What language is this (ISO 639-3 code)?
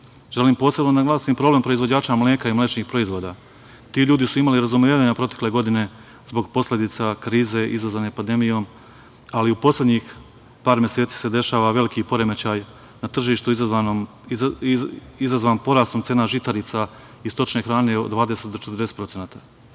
srp